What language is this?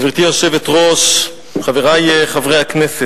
Hebrew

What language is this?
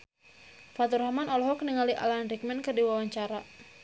Sundanese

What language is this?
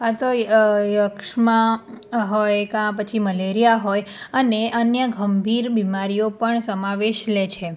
Gujarati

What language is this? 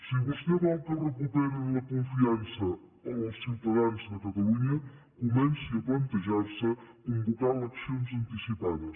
Catalan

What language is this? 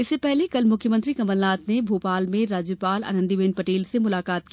Hindi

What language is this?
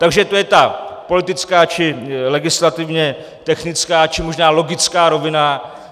Czech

